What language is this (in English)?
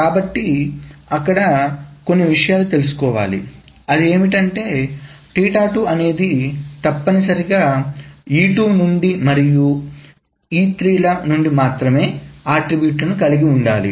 Telugu